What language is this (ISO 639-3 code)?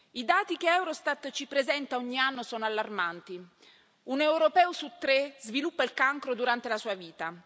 ita